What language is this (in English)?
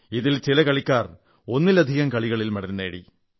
Malayalam